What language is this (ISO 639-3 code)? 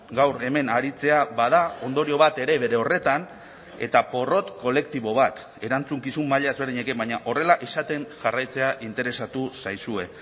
eus